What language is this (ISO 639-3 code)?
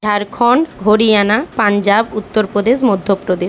ben